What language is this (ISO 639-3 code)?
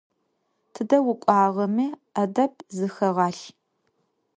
ady